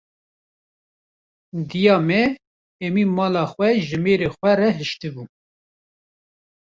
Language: Kurdish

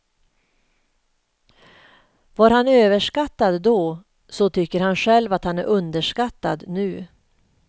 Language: Swedish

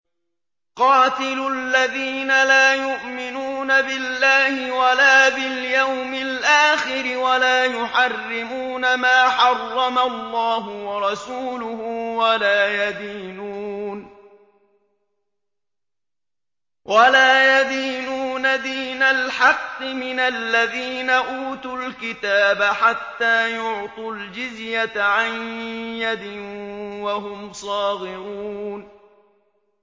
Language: Arabic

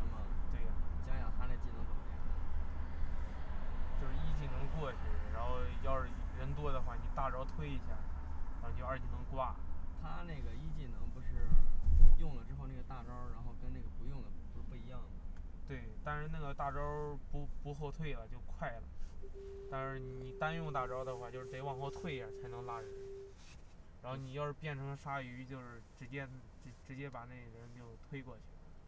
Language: Chinese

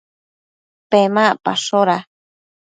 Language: Matsés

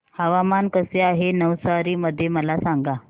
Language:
Marathi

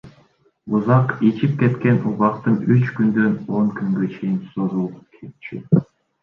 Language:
Kyrgyz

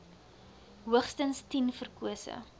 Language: Afrikaans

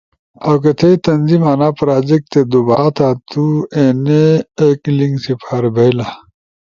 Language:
Ushojo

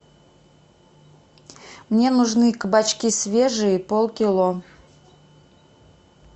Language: Russian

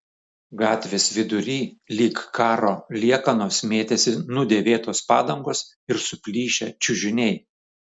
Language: Lithuanian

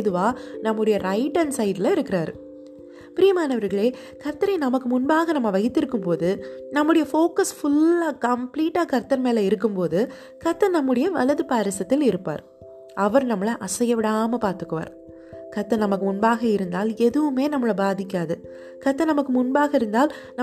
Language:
Tamil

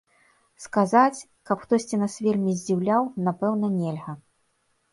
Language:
Belarusian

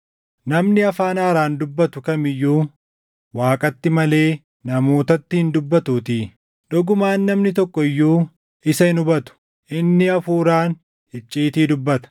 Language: Oromo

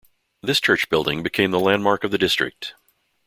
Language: English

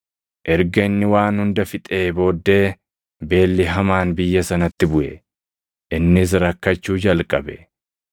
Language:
Oromo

